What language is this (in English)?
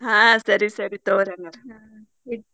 Kannada